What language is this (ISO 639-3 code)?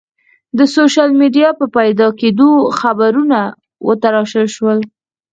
pus